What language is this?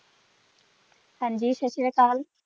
Punjabi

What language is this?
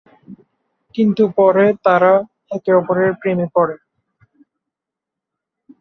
Bangla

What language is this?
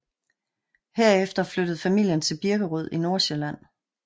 Danish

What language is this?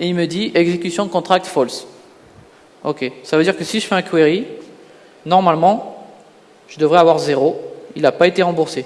French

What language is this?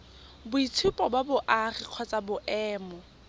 Tswana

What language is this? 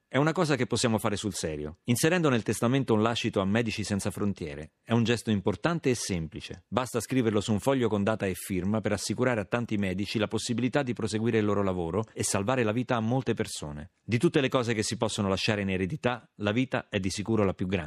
Italian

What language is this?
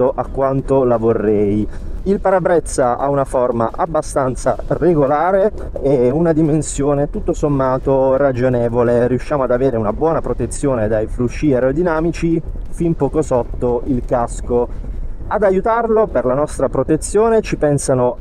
Italian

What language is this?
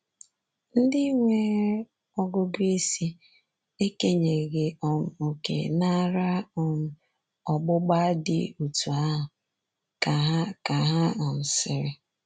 Igbo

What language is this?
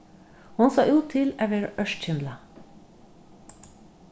Faroese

